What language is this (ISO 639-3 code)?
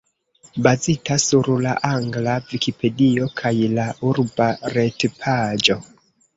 epo